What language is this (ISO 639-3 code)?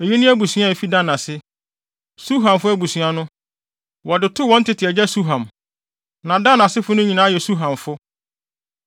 aka